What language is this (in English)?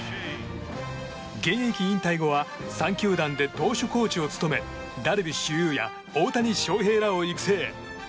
Japanese